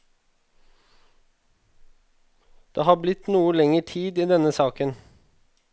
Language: Norwegian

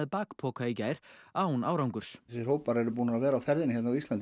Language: Icelandic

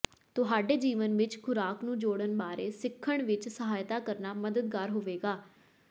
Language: Punjabi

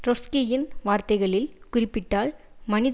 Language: Tamil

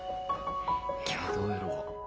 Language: Japanese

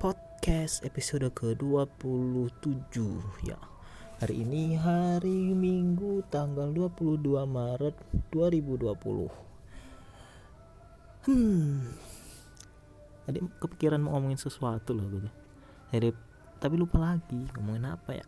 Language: Indonesian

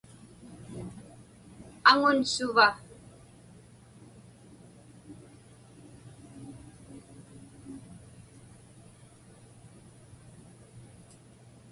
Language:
Inupiaq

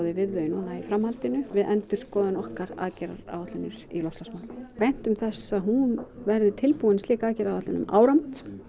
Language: Icelandic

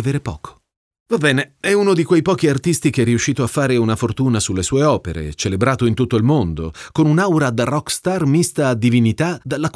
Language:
Italian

